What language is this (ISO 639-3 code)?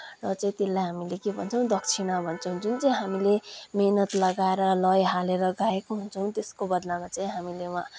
nep